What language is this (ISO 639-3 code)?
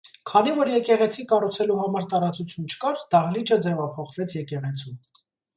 hye